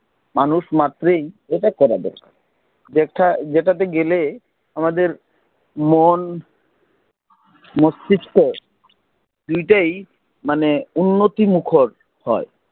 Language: Bangla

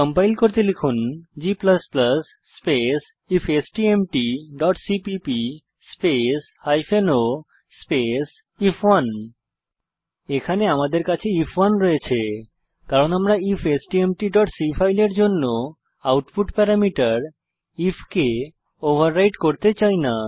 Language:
Bangla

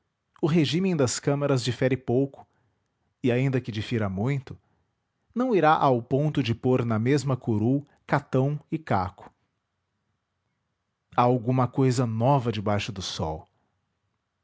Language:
Portuguese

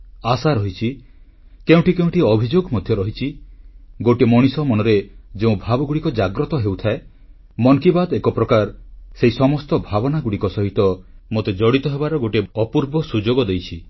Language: Odia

